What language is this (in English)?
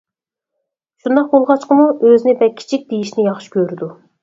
Uyghur